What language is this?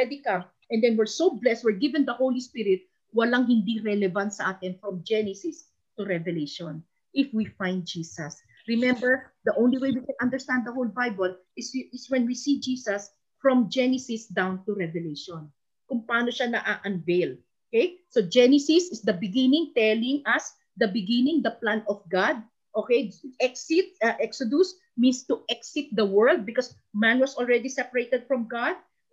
Filipino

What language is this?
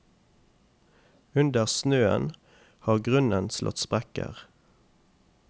Norwegian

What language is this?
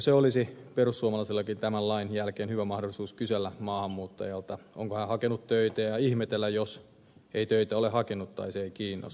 Finnish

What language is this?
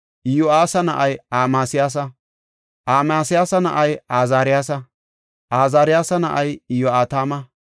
Gofa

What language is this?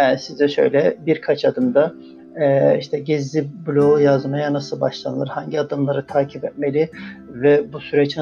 Turkish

